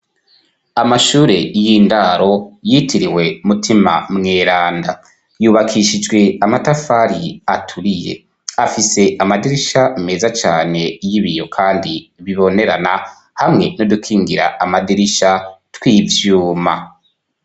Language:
Rundi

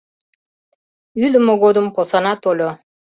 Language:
Mari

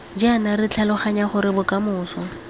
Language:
Tswana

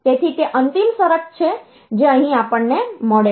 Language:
Gujarati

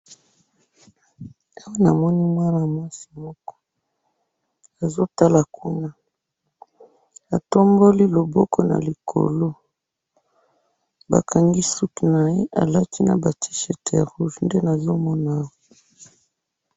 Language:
Lingala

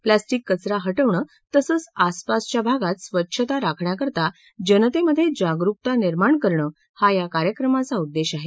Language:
Marathi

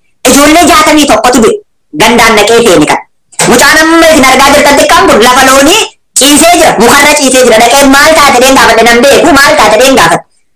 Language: Indonesian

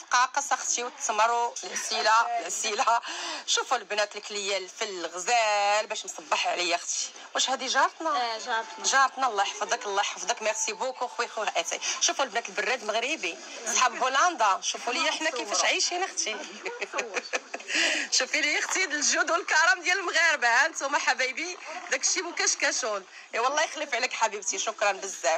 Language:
Arabic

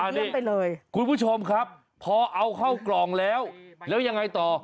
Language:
Thai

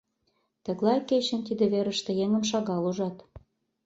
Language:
Mari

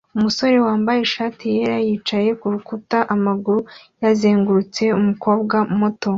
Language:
Kinyarwanda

